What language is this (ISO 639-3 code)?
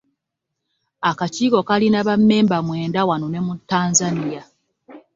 lug